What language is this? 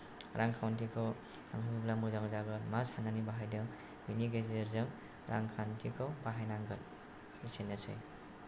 Bodo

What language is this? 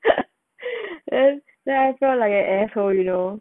English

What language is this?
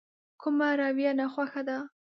Pashto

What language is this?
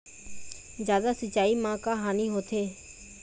Chhattisgarhi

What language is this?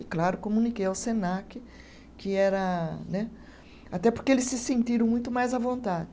Portuguese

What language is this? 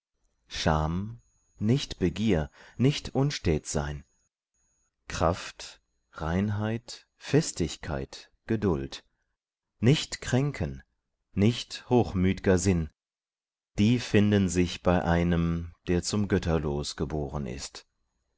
German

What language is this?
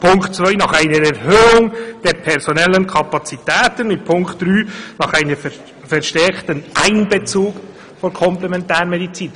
Swiss German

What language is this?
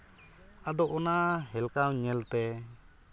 Santali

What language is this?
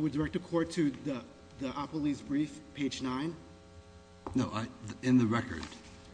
English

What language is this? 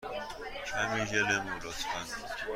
Persian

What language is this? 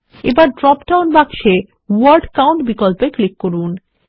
Bangla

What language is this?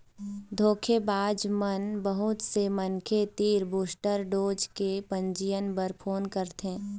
Chhattisgarhi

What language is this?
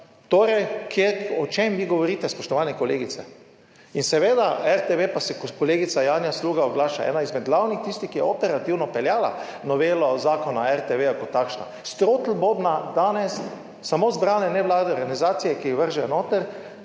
Slovenian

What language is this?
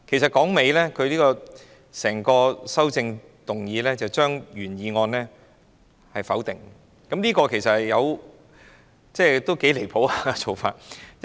Cantonese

